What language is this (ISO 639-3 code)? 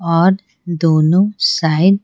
hin